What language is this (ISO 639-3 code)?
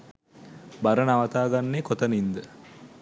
sin